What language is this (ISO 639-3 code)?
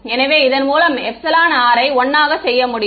tam